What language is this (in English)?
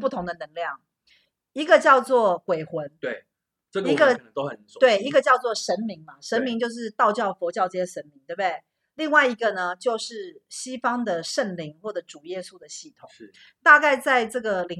Chinese